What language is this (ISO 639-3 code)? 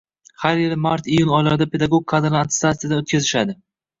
uzb